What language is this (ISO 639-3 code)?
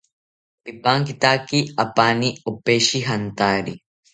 cpy